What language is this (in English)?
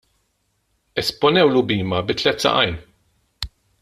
Maltese